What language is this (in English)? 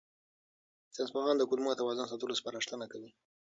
Pashto